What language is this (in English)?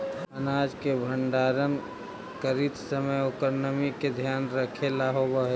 Magahi